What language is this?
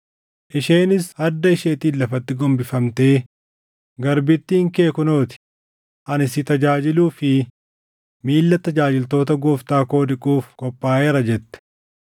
Oromo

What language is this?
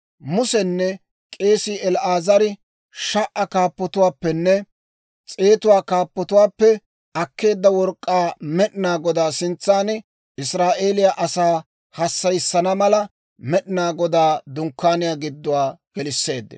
Dawro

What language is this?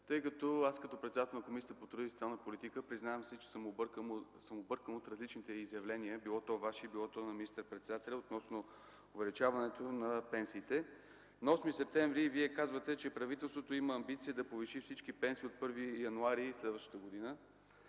Bulgarian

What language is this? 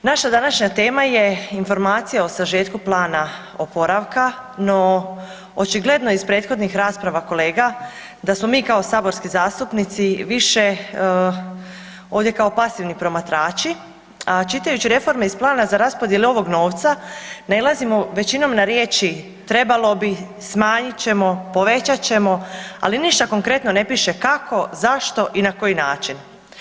Croatian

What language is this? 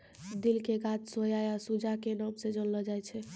Maithili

